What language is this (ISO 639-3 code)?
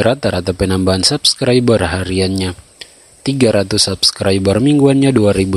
ind